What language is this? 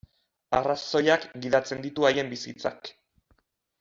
Basque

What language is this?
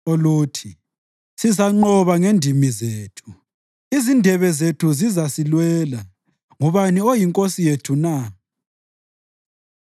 North Ndebele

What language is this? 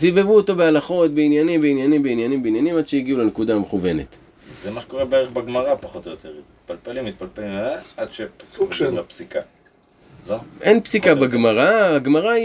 Hebrew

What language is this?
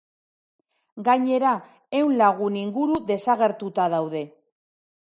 Basque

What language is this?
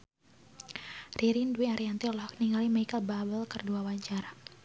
Sundanese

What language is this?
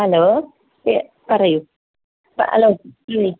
Malayalam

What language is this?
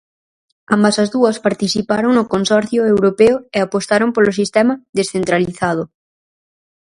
Galician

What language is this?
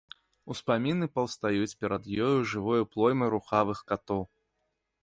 Belarusian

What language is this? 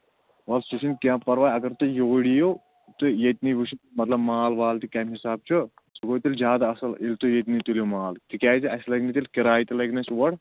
Kashmiri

